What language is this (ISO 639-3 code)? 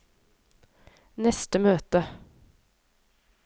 nor